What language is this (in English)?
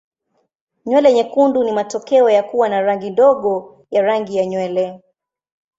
Swahili